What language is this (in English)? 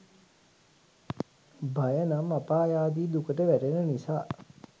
Sinhala